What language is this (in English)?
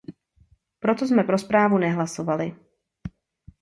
Czech